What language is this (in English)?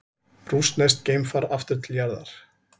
Icelandic